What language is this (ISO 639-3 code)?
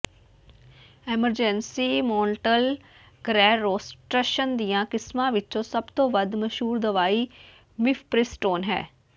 pan